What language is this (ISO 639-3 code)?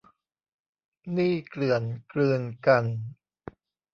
tha